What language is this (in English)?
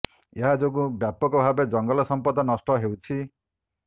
Odia